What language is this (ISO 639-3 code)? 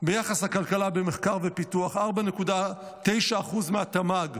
heb